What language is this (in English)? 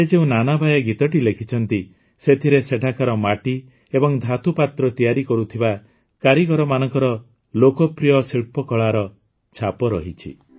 Odia